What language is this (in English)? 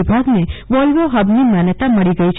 Gujarati